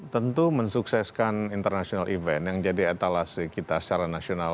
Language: Indonesian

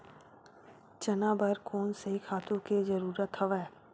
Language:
Chhattisgarhi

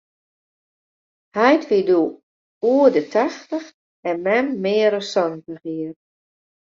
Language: Western Frisian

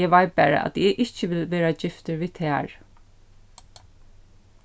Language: Faroese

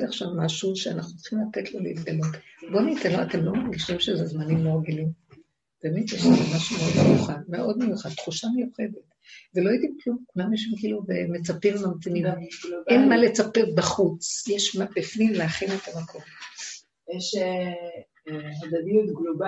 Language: Hebrew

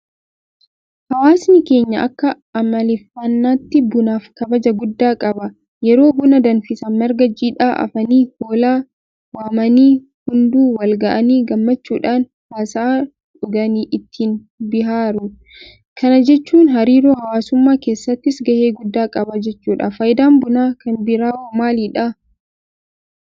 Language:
Oromo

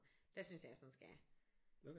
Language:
Danish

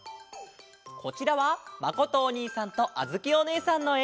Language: Japanese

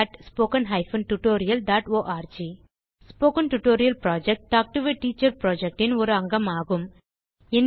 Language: Tamil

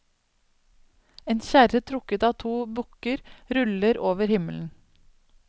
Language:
Norwegian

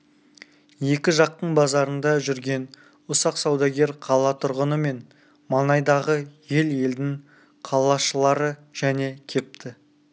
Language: Kazakh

